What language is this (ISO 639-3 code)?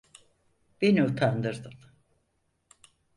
tur